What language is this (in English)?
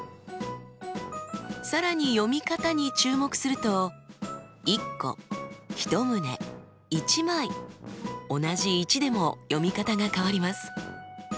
Japanese